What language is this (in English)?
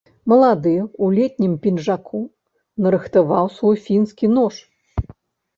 Belarusian